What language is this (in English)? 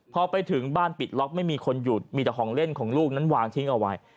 Thai